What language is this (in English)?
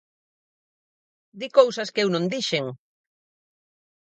Galician